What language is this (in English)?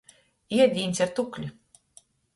Latgalian